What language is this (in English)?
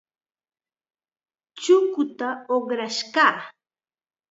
Chiquián Ancash Quechua